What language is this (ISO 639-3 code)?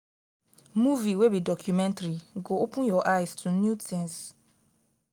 pcm